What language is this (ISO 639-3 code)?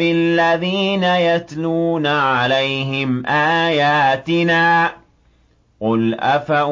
ara